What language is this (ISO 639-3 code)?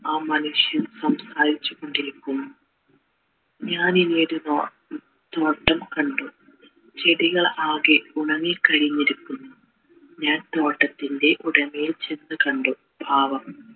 mal